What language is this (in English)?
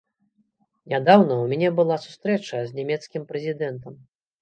Belarusian